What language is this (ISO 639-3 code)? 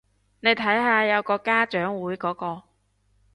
yue